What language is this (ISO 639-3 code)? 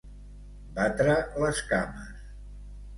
cat